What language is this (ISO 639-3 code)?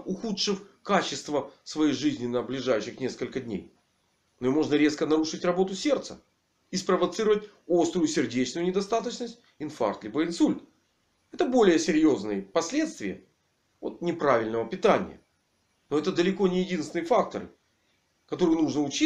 rus